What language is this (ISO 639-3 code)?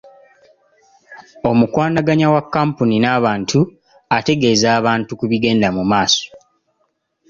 lug